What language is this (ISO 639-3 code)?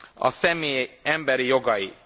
hun